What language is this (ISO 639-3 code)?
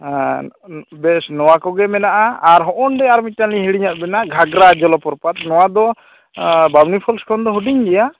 sat